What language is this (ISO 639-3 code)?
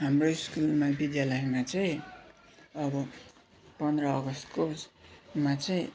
nep